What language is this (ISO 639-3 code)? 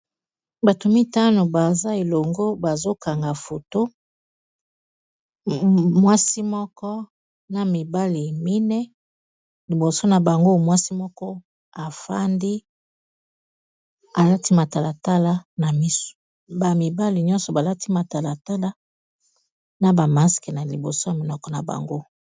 lin